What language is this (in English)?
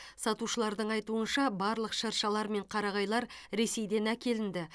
Kazakh